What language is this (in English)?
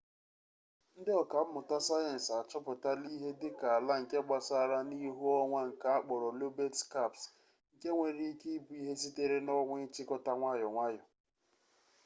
Igbo